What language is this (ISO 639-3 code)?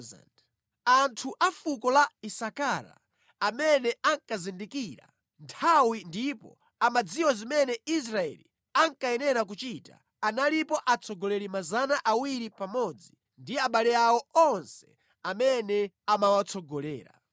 nya